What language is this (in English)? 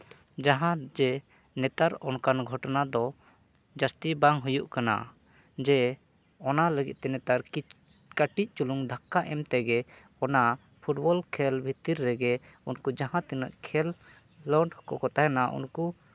Santali